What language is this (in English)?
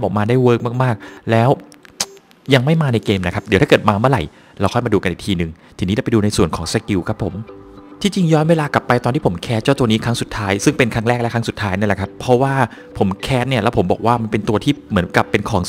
Thai